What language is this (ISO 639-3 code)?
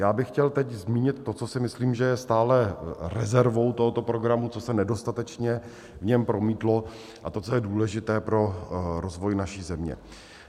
ces